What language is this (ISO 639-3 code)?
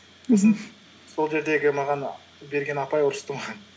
kaz